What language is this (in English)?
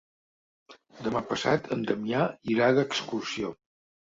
Catalan